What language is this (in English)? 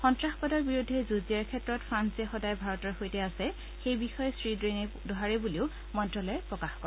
Assamese